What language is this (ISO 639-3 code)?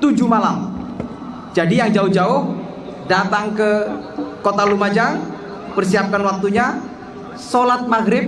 ind